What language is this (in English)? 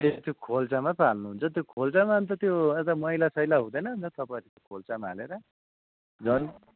Nepali